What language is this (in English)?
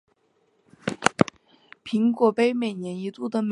Chinese